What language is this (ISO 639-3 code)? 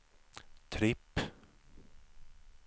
swe